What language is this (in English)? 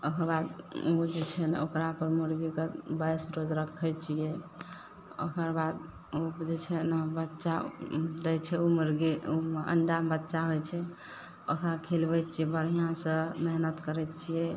Maithili